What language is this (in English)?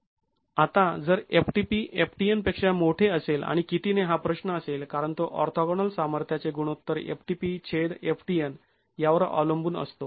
Marathi